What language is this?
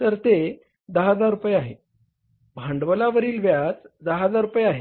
Marathi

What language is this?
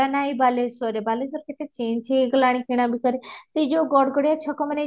Odia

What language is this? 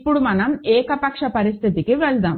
Telugu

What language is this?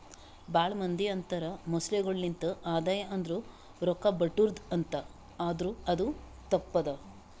Kannada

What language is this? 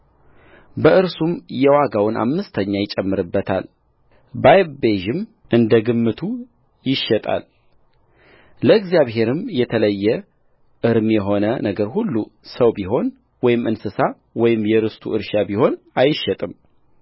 Amharic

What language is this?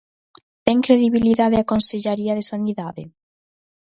Galician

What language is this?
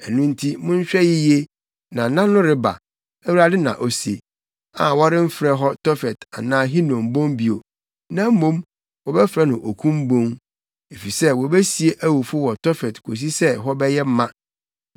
Akan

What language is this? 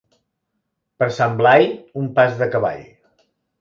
Catalan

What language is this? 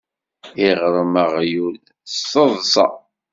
Kabyle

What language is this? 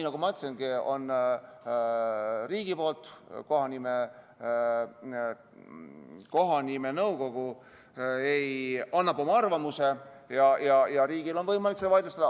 Estonian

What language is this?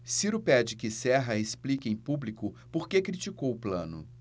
Portuguese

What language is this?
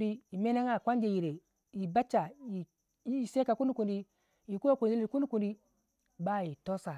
Waja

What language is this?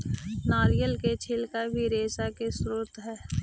Magahi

